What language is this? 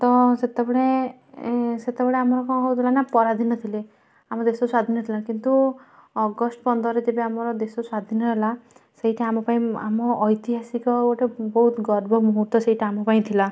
Odia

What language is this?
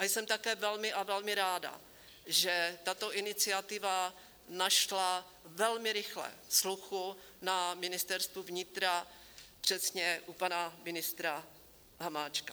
Czech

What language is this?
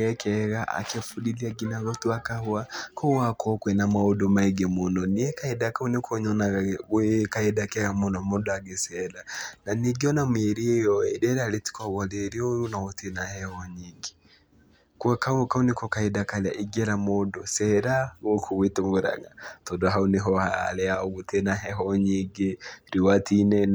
Kikuyu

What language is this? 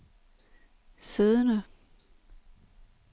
Danish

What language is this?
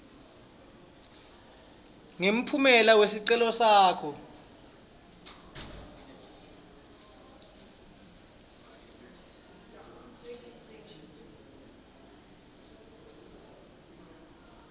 Swati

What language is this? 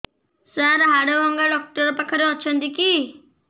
Odia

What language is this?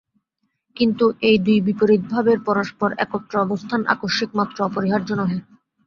Bangla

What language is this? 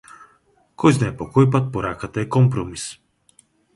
Macedonian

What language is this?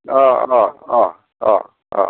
Bodo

